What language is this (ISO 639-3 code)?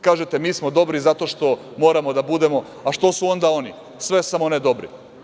srp